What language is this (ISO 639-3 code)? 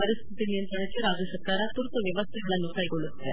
kan